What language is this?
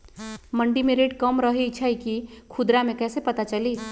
Magahi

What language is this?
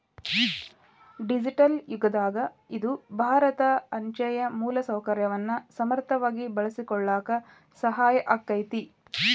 Kannada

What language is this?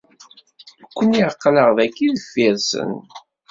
Kabyle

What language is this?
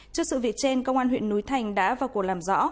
Vietnamese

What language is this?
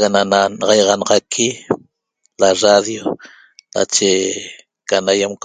Toba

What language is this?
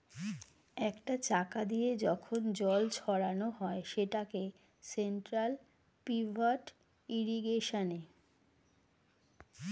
Bangla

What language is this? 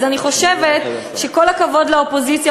Hebrew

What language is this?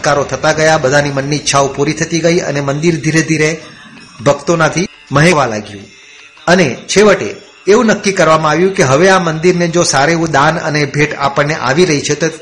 Gujarati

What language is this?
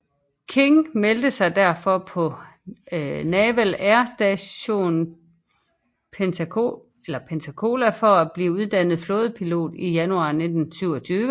Danish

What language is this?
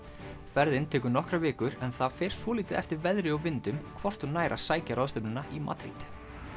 Icelandic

